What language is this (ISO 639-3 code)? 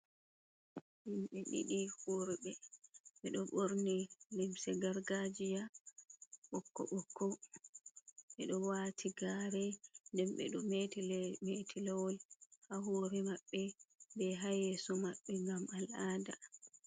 ful